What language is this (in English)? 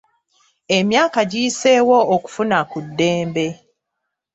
Ganda